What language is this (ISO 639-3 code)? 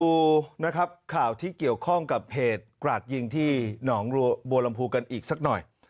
tha